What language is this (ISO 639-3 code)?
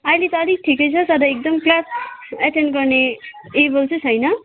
nep